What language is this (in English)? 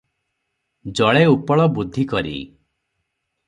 Odia